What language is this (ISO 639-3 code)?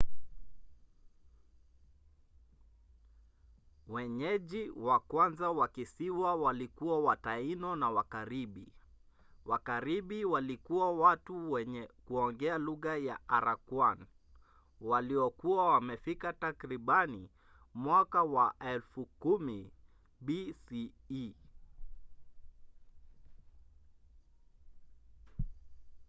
swa